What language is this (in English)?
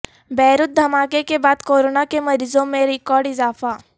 Urdu